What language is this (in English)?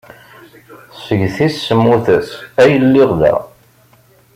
Kabyle